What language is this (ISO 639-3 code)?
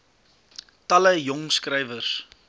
afr